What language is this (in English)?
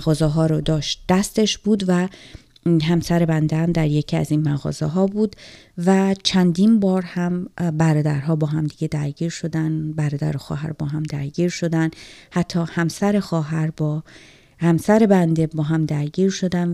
Persian